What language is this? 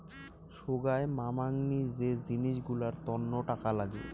Bangla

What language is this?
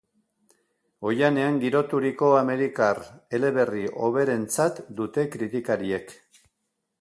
Basque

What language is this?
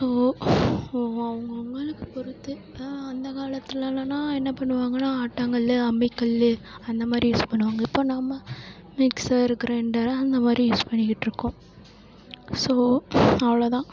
Tamil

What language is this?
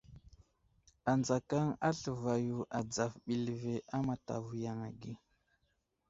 Wuzlam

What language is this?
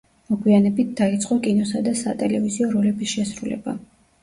Georgian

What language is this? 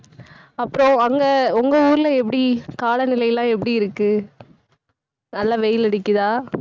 Tamil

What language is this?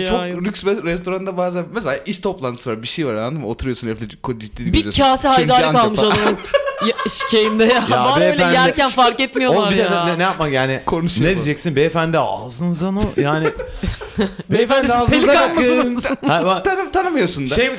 Turkish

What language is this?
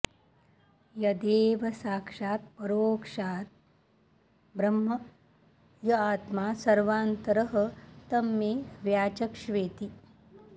Sanskrit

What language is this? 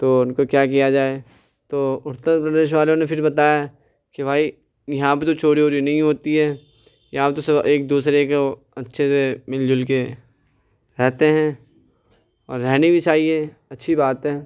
Urdu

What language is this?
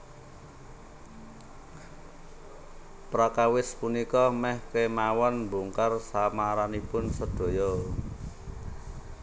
Javanese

